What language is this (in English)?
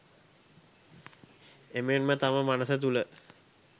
Sinhala